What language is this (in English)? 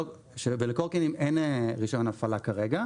Hebrew